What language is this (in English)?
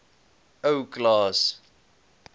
Afrikaans